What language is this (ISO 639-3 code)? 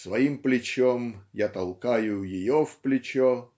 rus